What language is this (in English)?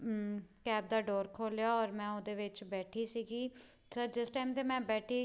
Punjabi